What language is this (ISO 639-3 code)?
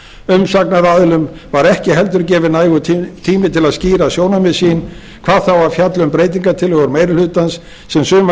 isl